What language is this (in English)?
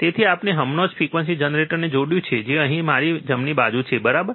Gujarati